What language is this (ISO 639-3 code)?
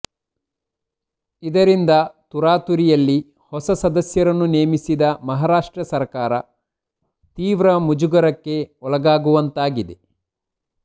kan